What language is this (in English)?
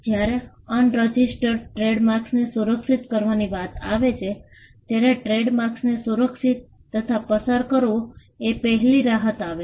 Gujarati